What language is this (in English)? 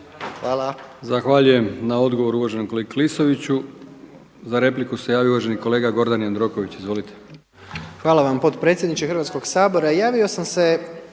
Croatian